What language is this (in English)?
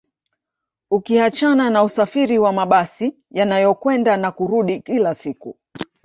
Swahili